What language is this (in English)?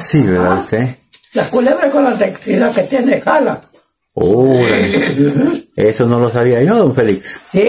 Spanish